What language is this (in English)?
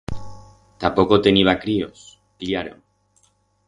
Aragonese